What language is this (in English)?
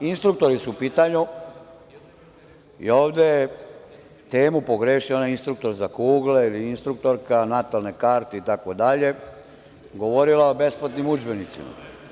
Serbian